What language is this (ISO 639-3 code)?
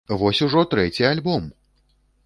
bel